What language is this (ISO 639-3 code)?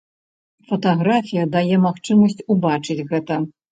bel